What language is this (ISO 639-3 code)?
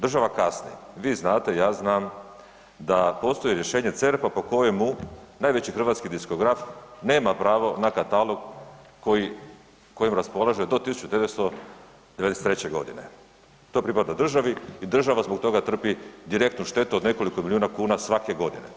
hrv